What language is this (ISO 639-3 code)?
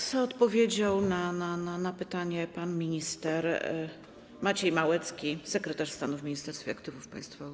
pol